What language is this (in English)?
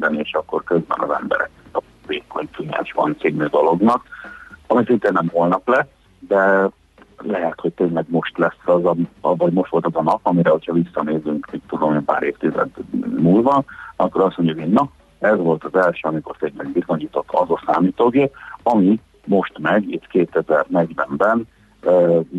Hungarian